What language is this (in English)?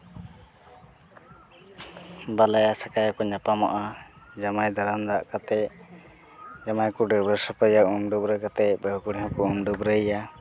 Santali